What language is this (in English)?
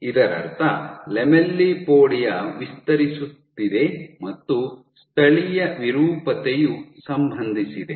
Kannada